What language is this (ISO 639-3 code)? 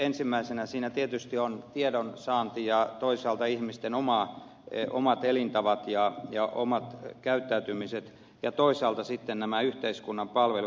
fin